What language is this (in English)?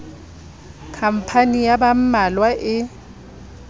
Southern Sotho